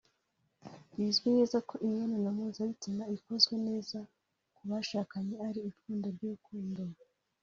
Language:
Kinyarwanda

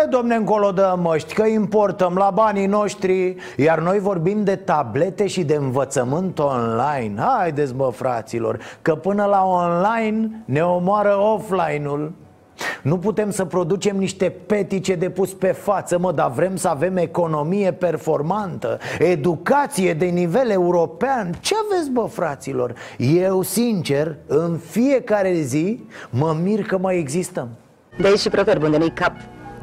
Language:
Romanian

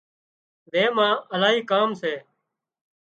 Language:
Wadiyara Koli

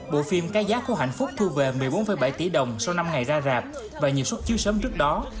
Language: Vietnamese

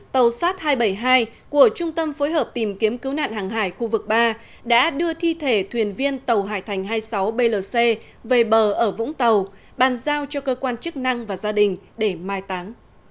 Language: Vietnamese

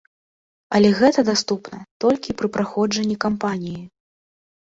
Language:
Belarusian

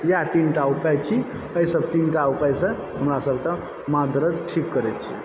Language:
Maithili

